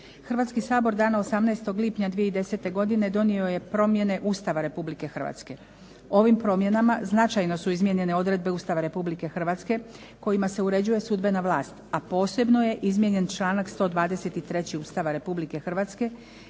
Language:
Croatian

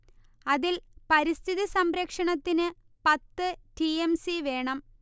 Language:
Malayalam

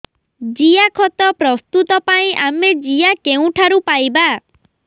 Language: Odia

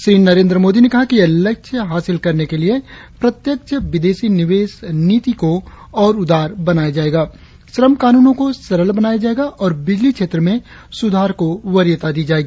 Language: Hindi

